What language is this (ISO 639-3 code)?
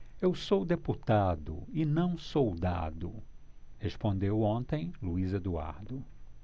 por